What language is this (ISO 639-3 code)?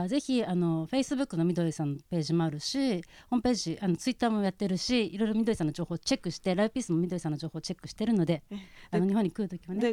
jpn